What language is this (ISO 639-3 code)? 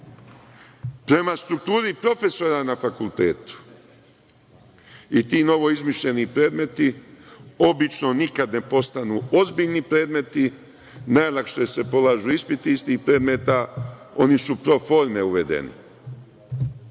srp